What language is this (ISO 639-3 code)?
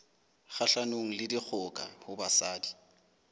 sot